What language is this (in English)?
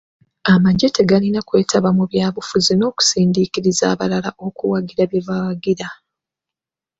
Ganda